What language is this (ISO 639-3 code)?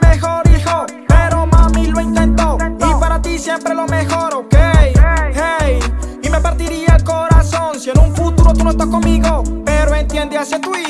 spa